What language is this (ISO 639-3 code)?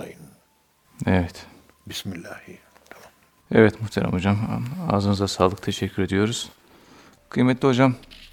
tur